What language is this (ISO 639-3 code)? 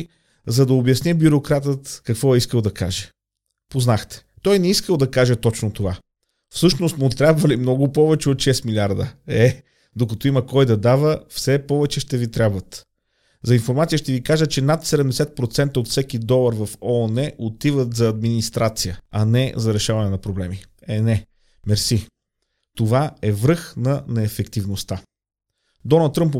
bul